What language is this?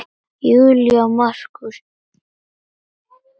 Icelandic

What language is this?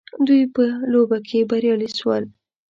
Pashto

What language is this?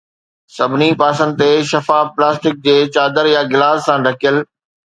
Sindhi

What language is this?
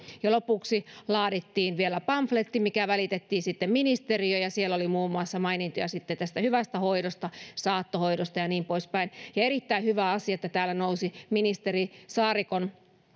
Finnish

